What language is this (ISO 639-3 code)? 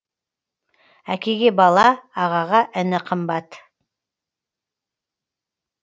kaz